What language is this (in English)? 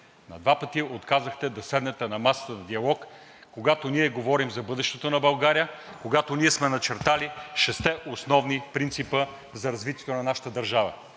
Bulgarian